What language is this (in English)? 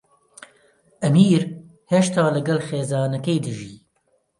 Central Kurdish